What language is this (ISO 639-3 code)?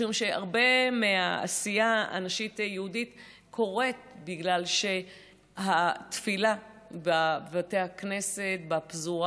heb